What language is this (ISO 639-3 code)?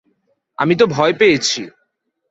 ben